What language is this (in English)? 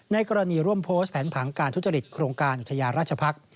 Thai